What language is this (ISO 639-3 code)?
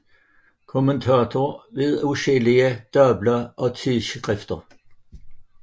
dan